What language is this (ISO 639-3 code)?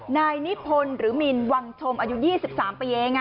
tha